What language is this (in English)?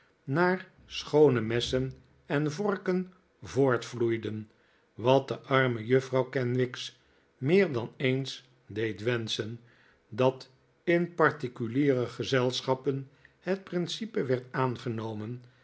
Dutch